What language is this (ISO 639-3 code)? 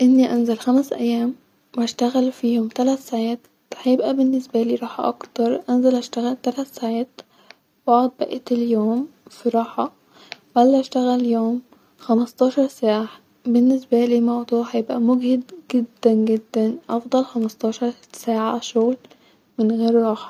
arz